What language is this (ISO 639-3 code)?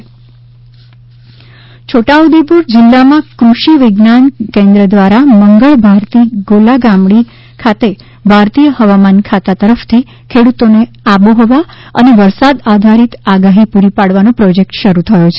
guj